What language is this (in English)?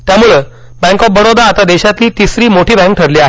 Marathi